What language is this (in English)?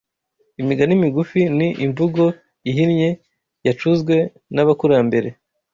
Kinyarwanda